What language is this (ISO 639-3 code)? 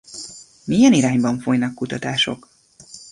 hun